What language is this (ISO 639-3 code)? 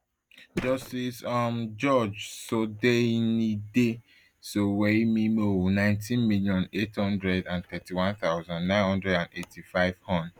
pcm